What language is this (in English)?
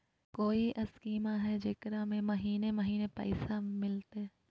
Magahi